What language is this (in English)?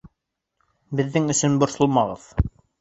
Bashkir